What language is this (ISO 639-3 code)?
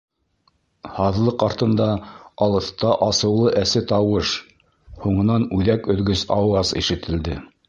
bak